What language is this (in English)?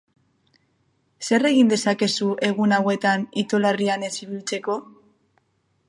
Basque